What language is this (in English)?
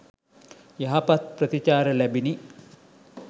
Sinhala